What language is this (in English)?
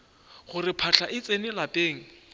Northern Sotho